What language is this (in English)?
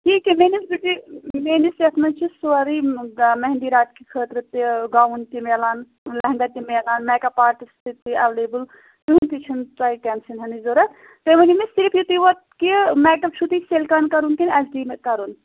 Kashmiri